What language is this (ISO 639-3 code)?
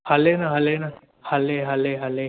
snd